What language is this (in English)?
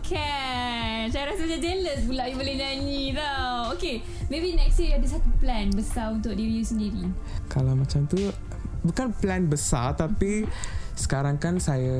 Malay